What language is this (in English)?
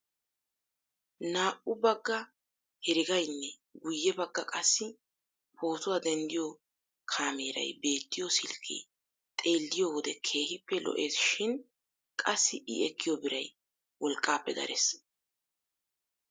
Wolaytta